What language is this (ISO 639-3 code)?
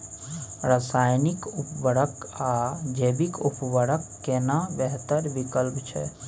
mai